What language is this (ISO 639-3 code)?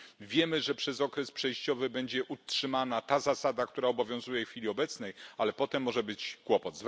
pol